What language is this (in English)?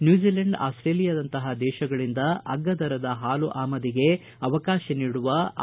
Kannada